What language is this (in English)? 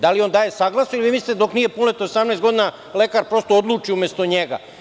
Serbian